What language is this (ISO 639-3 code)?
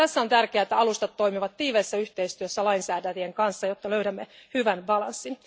fin